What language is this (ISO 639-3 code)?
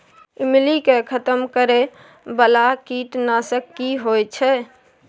mai